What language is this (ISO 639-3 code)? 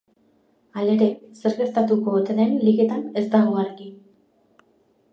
eus